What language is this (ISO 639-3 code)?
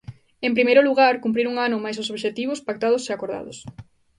glg